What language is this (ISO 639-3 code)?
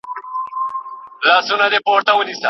pus